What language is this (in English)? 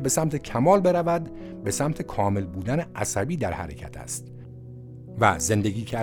Persian